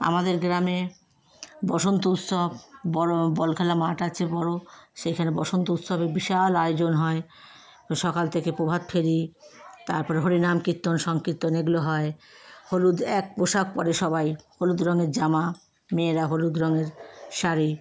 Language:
Bangla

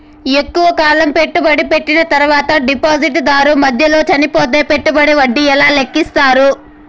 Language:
Telugu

